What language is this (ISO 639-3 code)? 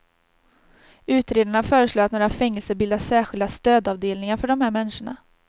swe